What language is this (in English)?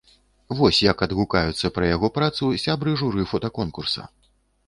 Belarusian